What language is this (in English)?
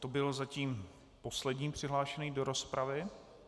Czech